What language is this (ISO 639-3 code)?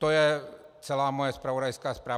ces